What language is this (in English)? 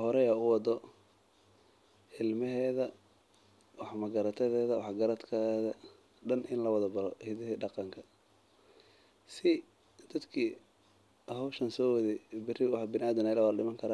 Somali